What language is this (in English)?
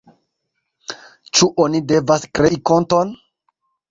Esperanto